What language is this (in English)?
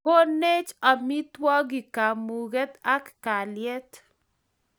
Kalenjin